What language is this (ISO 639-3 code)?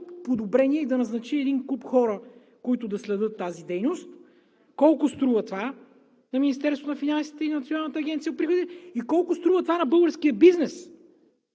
bul